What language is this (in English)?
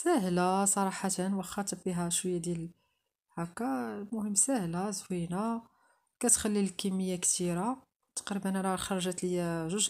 Arabic